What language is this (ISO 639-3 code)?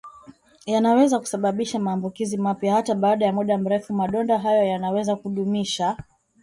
swa